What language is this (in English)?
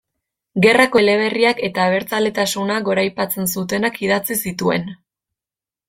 Basque